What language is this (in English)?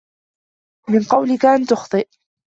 Arabic